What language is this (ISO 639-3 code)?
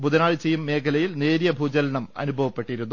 mal